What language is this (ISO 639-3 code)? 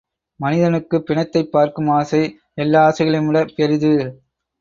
tam